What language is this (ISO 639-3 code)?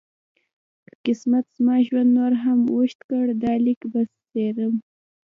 pus